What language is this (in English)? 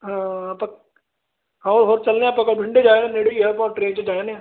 Punjabi